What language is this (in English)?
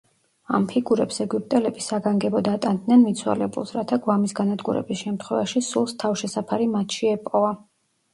Georgian